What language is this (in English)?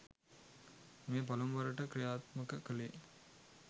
Sinhala